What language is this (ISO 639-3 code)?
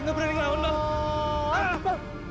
ind